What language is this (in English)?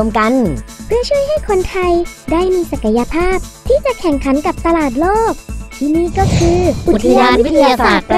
Thai